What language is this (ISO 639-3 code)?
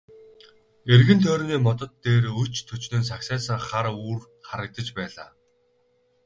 mon